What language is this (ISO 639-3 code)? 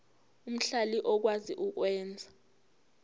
zul